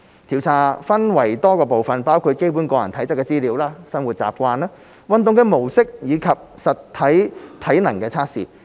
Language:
Cantonese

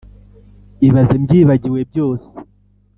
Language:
Kinyarwanda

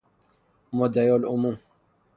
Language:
Persian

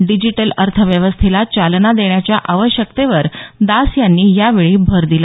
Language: Marathi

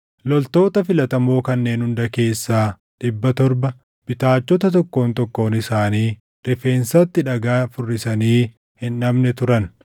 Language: Oromo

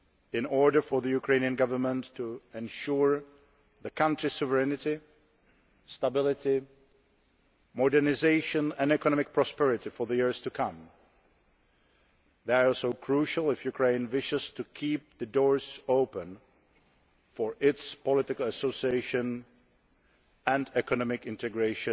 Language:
English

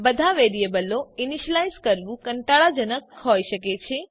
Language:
Gujarati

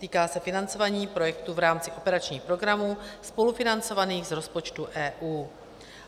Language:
Czech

